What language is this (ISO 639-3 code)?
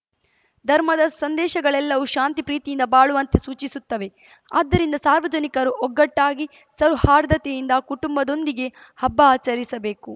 kan